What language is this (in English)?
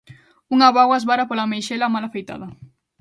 Galician